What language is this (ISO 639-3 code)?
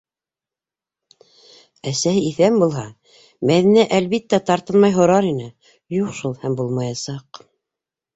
bak